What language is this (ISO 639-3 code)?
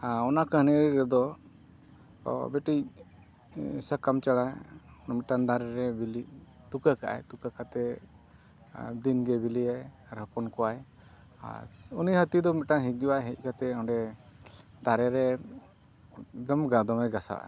sat